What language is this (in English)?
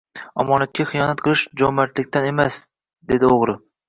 Uzbek